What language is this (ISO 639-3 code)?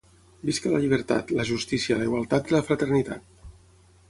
cat